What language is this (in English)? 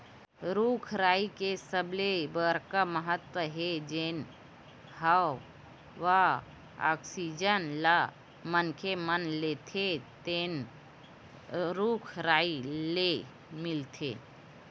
Chhattisgarhi